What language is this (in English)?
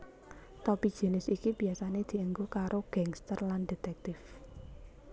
Javanese